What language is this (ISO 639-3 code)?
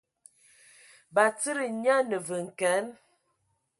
ewo